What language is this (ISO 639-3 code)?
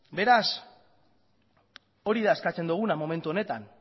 eus